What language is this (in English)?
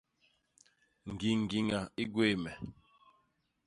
Basaa